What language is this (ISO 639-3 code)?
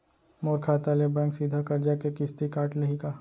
hne